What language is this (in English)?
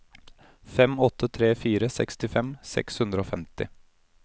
Norwegian